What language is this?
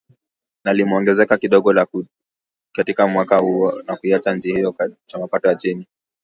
Swahili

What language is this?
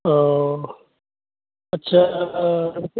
Bodo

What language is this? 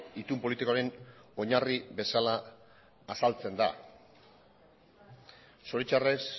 Basque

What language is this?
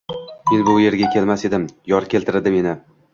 Uzbek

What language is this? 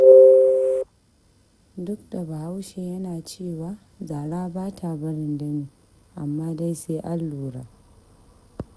Hausa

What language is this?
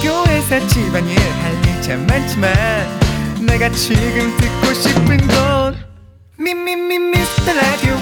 Korean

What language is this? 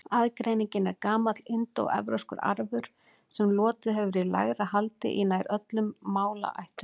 Icelandic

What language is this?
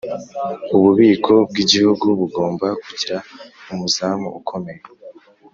Kinyarwanda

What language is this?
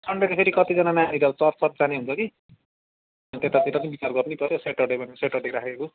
Nepali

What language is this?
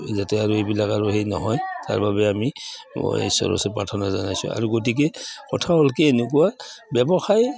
Assamese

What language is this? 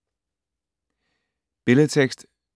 Danish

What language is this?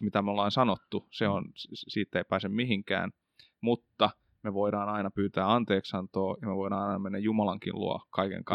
Finnish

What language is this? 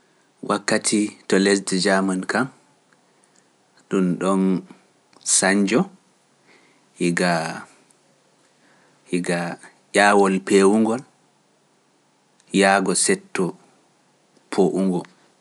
Pular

